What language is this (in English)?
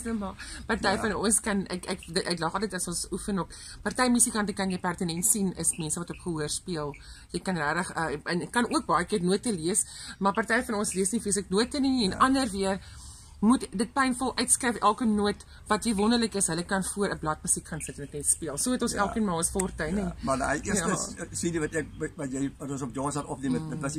Dutch